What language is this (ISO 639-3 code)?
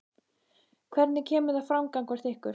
isl